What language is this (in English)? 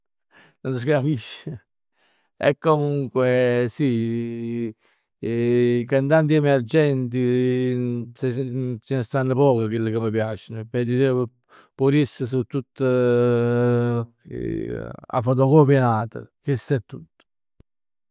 Neapolitan